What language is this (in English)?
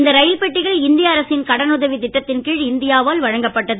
Tamil